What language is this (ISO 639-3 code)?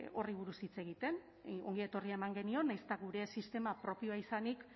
eus